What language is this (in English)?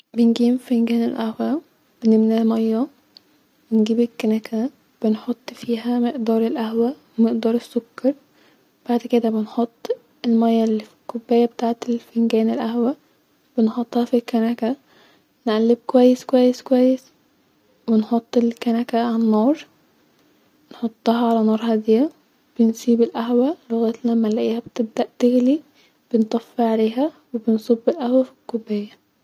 Egyptian Arabic